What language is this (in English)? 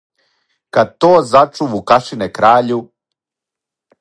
Serbian